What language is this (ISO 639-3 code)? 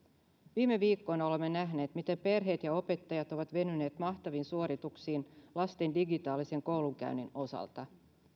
fin